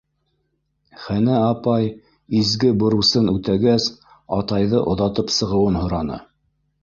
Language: Bashkir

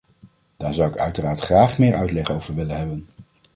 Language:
Dutch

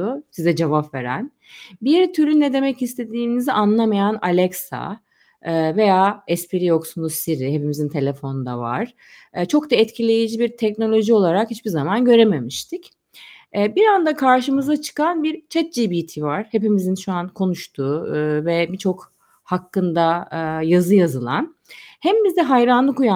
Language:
Turkish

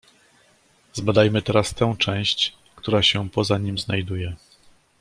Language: Polish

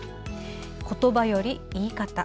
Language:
Japanese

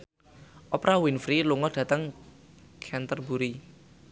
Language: Javanese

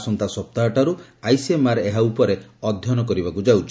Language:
Odia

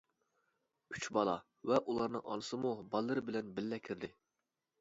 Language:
Uyghur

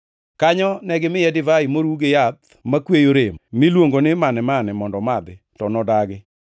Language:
Luo (Kenya and Tanzania)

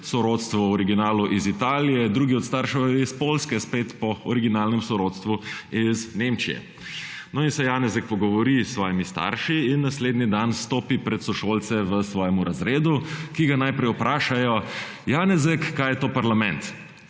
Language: Slovenian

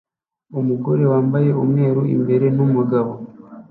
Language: Kinyarwanda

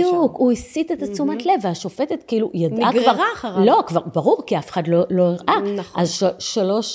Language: Hebrew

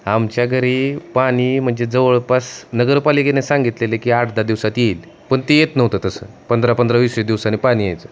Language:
Marathi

